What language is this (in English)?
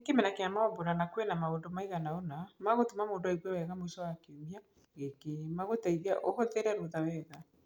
Kikuyu